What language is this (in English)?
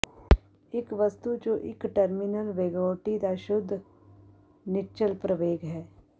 Punjabi